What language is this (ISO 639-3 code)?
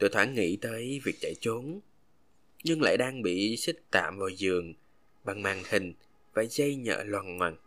vie